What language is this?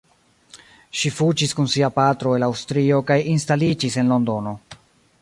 Esperanto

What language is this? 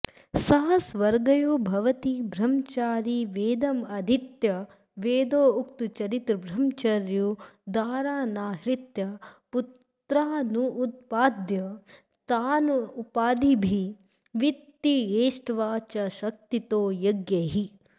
Sanskrit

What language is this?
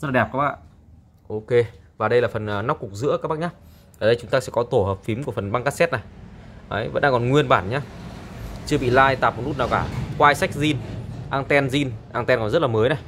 Vietnamese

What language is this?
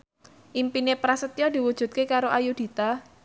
Javanese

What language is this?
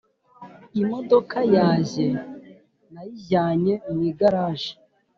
Kinyarwanda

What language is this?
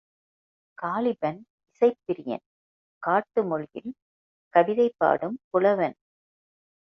Tamil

